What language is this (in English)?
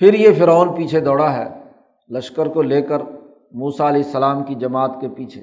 Urdu